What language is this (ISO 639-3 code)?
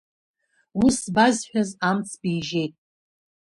abk